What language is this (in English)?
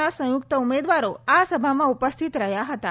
Gujarati